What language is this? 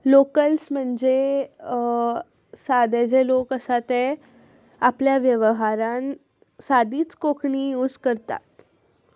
Konkani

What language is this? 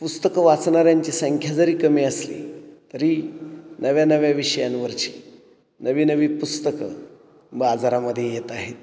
Marathi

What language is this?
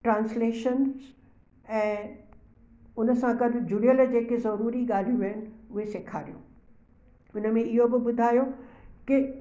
Sindhi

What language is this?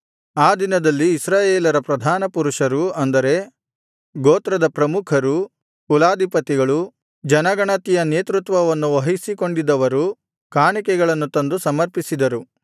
Kannada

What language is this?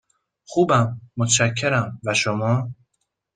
Persian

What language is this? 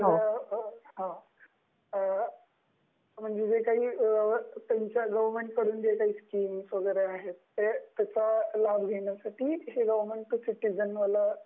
Marathi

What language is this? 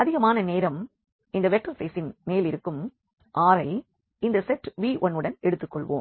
Tamil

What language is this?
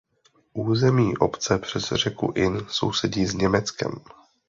Czech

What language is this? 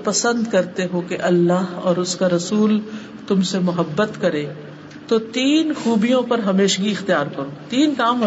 Urdu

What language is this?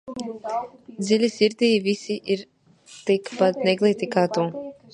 Latvian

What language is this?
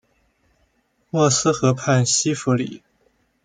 Chinese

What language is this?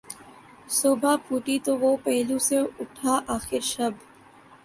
Urdu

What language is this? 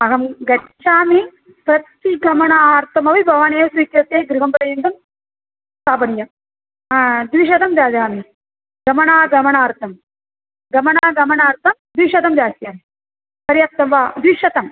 Sanskrit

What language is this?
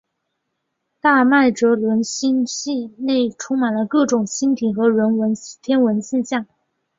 Chinese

